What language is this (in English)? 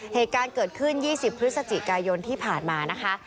Thai